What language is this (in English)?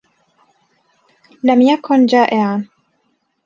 Arabic